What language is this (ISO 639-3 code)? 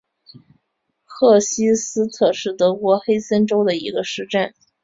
zho